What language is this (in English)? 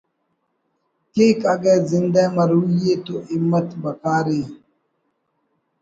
Brahui